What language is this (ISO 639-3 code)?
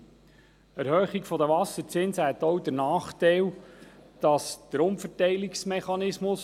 gsw